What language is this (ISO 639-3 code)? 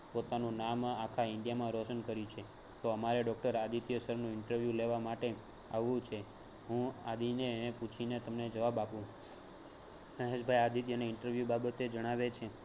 guj